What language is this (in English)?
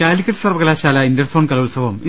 Malayalam